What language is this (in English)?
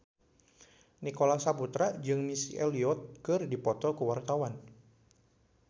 Sundanese